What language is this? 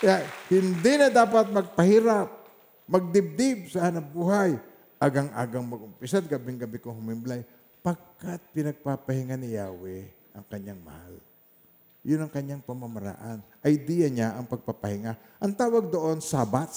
Filipino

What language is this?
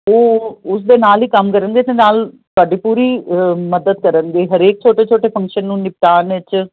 Punjabi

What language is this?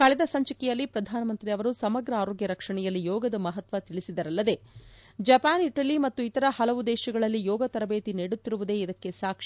Kannada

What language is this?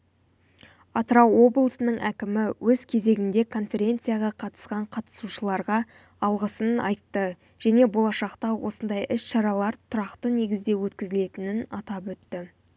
Kazakh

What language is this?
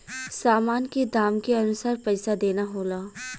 Bhojpuri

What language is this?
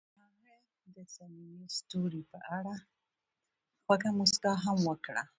Pashto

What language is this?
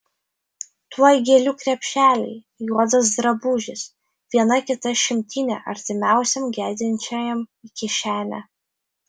Lithuanian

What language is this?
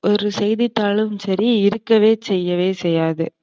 Tamil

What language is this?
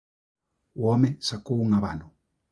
Galician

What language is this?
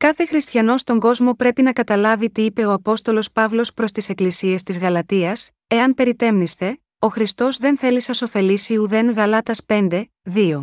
Greek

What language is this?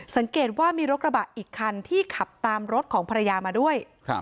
Thai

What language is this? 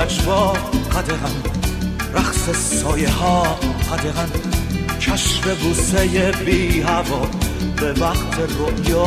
Persian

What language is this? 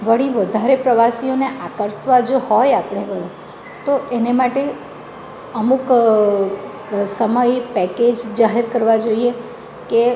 Gujarati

